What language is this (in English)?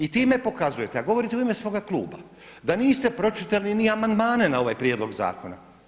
Croatian